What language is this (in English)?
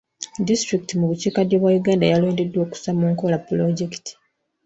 Ganda